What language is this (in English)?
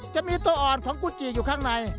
Thai